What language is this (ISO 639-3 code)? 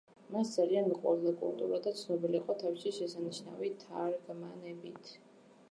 kat